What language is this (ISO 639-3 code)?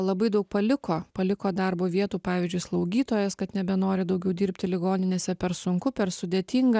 lit